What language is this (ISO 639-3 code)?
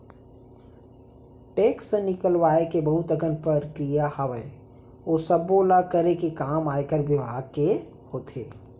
hne